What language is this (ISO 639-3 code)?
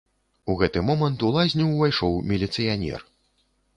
bel